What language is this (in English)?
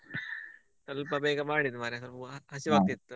Kannada